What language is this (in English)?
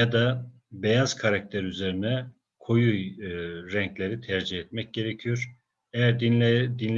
Turkish